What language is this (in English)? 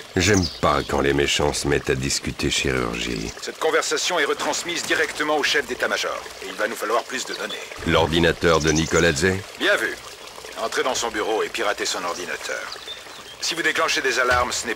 French